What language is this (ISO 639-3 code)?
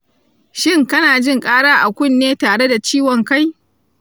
hau